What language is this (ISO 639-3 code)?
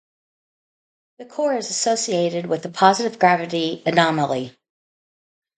eng